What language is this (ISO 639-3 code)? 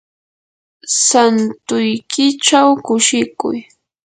qur